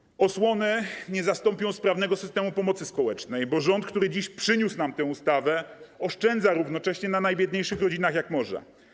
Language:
Polish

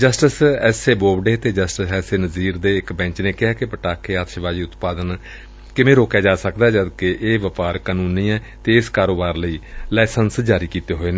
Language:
Punjabi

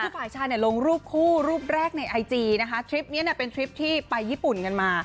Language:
Thai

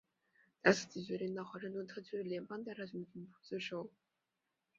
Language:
Chinese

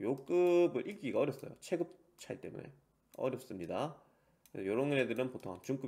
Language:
Korean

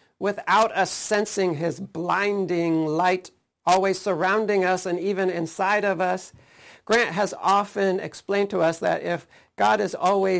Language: English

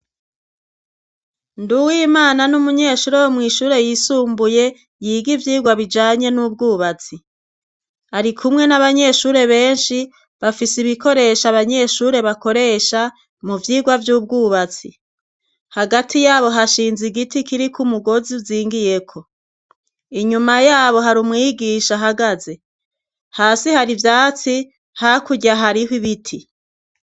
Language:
Rundi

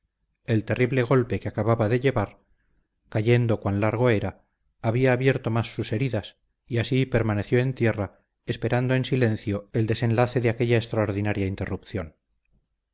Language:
Spanish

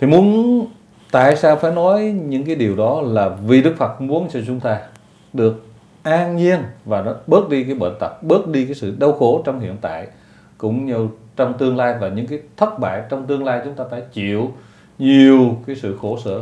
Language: Vietnamese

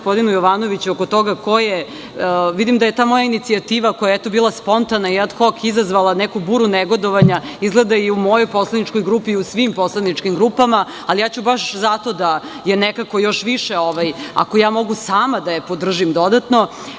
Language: Serbian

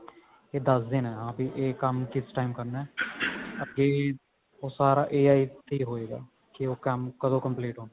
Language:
Punjabi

